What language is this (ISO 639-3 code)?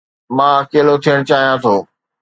snd